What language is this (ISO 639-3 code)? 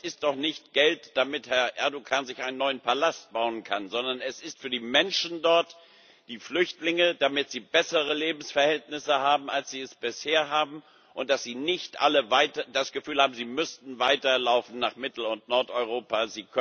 deu